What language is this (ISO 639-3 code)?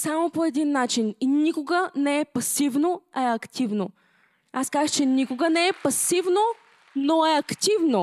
bul